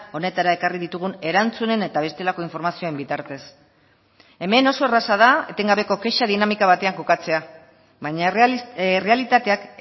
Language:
Basque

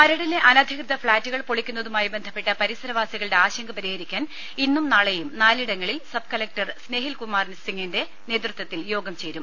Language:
Malayalam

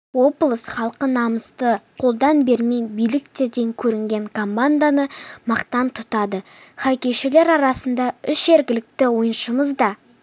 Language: Kazakh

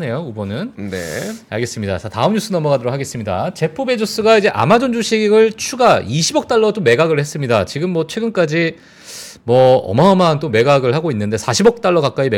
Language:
Korean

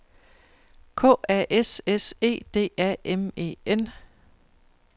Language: Danish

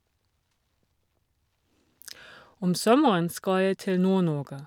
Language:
Norwegian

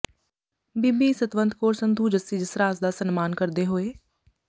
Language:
Punjabi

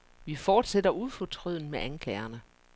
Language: Danish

